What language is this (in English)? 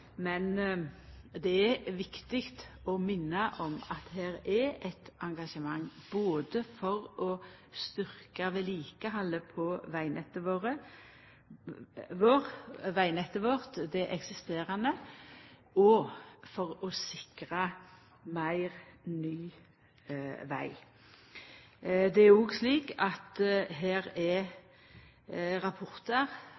Norwegian Nynorsk